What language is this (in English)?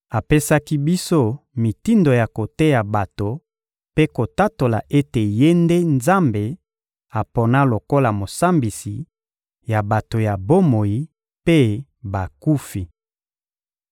Lingala